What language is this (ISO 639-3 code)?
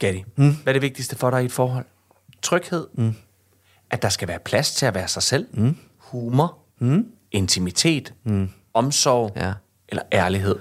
dan